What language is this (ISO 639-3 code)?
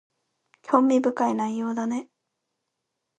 jpn